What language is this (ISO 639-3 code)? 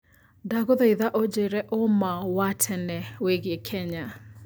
kik